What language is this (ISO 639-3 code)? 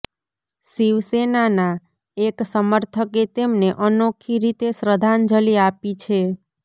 guj